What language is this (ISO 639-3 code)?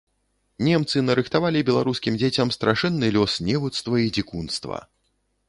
bel